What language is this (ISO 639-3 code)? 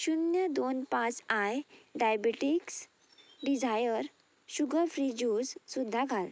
kok